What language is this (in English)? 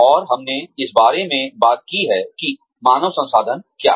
Hindi